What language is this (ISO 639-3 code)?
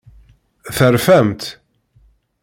kab